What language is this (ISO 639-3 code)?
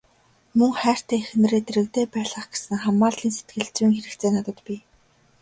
mon